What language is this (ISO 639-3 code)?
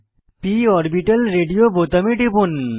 ben